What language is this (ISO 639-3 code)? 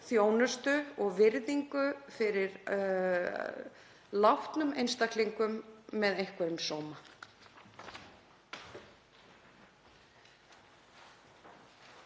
isl